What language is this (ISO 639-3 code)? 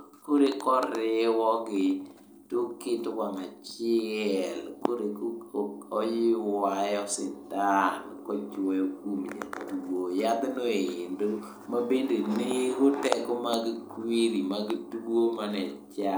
luo